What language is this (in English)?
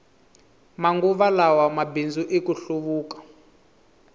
Tsonga